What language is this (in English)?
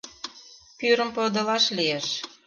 Mari